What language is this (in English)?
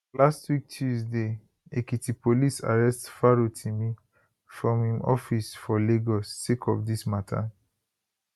Nigerian Pidgin